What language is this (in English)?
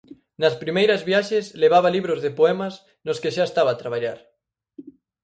Galician